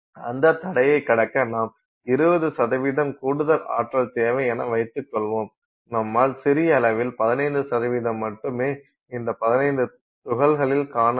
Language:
Tamil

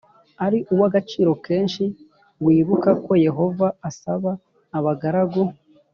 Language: Kinyarwanda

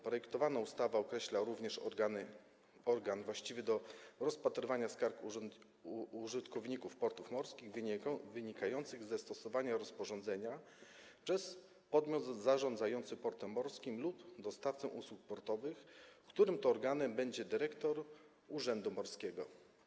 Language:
Polish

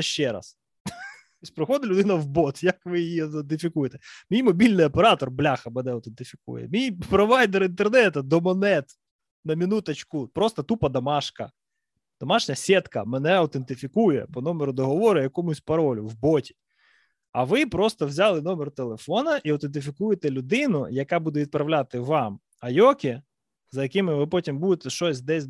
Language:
Ukrainian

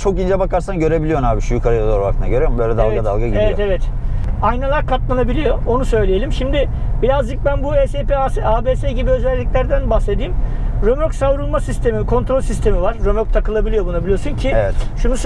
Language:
Turkish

